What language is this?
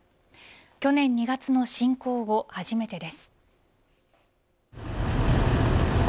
Japanese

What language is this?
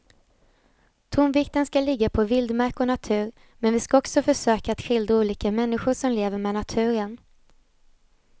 Swedish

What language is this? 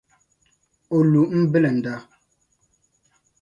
Dagbani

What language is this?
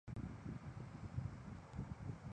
Chinese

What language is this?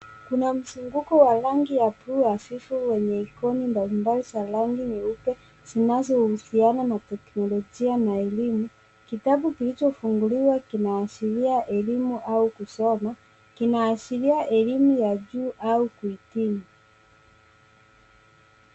Swahili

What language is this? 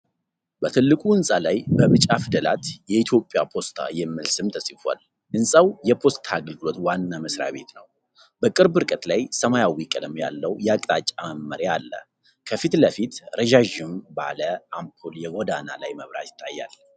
Amharic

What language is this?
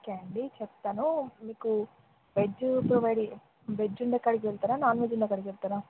Telugu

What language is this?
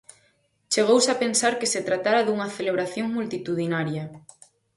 Galician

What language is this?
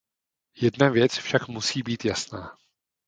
Czech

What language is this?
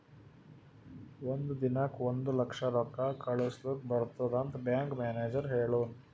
Kannada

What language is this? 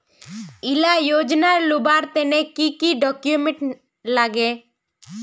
Magahi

